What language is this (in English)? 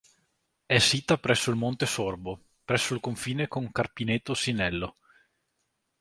Italian